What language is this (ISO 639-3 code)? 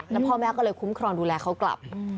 tha